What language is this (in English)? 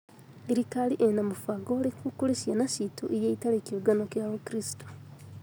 Kikuyu